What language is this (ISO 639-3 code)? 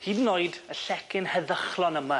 cym